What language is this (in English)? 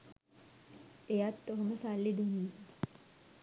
Sinhala